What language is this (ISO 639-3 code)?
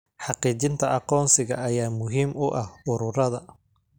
som